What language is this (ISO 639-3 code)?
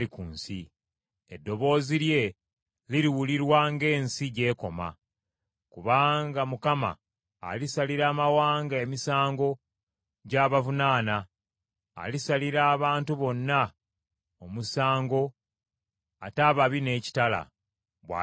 lug